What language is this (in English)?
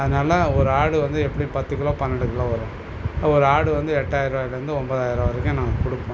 Tamil